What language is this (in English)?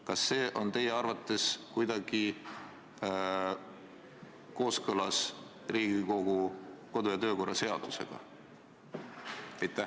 Estonian